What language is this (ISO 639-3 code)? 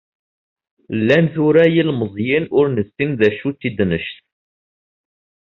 kab